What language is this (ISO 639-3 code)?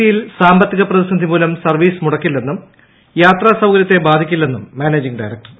mal